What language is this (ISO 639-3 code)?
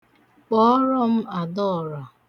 ibo